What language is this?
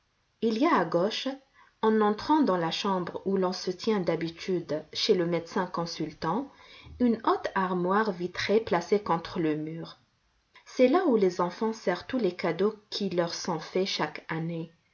French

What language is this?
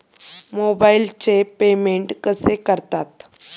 Marathi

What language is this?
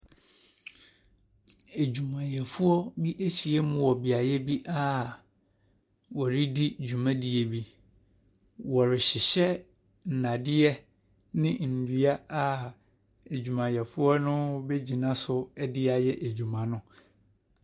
Akan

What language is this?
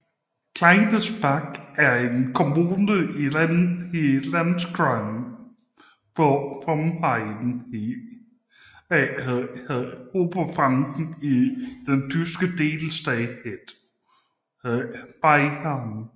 Danish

